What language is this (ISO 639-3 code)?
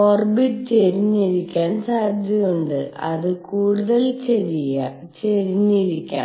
mal